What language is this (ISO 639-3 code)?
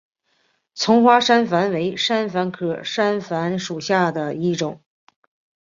zho